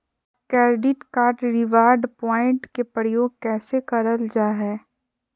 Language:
Magahi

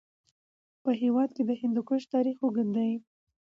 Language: Pashto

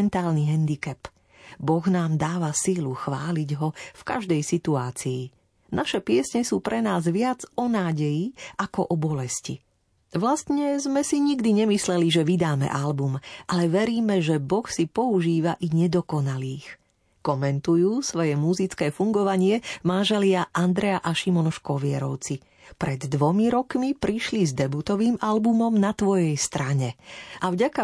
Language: Slovak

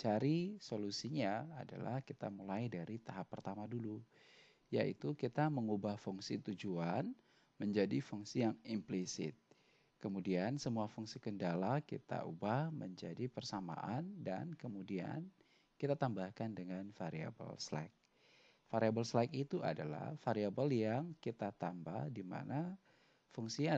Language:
Indonesian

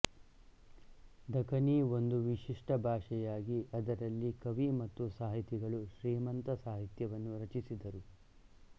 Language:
Kannada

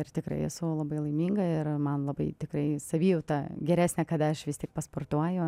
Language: Lithuanian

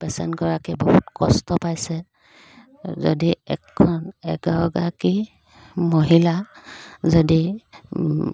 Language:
Assamese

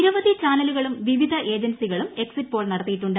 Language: Malayalam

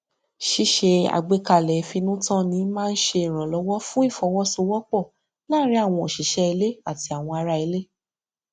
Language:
Yoruba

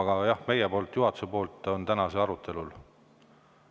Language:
Estonian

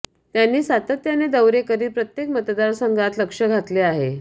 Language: Marathi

